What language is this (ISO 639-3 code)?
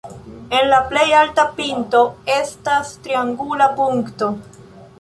epo